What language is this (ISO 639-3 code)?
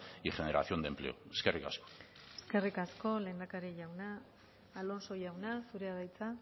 eus